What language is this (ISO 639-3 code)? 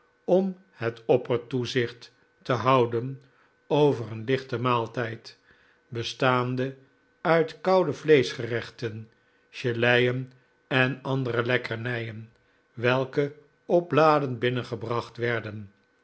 nld